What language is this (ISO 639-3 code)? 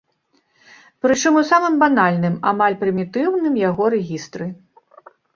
bel